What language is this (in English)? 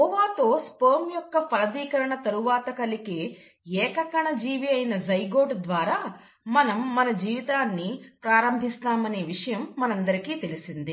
Telugu